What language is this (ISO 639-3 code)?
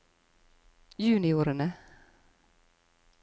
nor